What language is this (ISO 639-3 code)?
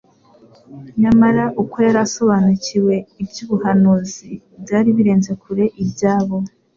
kin